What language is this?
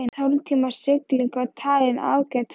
Icelandic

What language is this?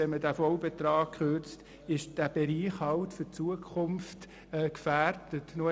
Swiss German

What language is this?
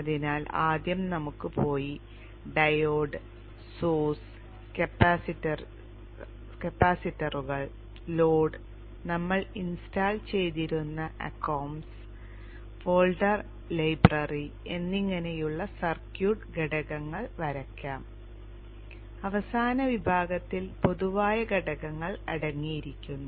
Malayalam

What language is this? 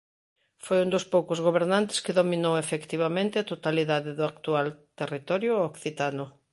Galician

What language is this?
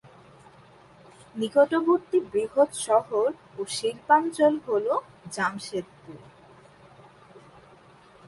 Bangla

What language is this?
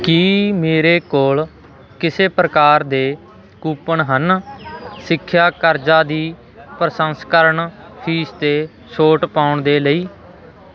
Punjabi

